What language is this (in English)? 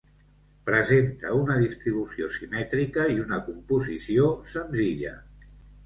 Catalan